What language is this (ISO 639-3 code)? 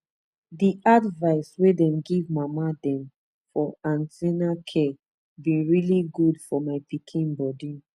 pcm